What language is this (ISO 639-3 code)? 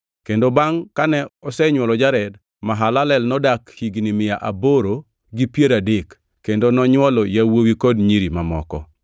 luo